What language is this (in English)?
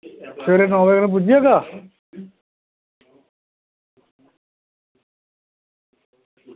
Dogri